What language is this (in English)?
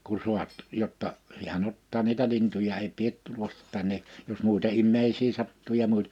Finnish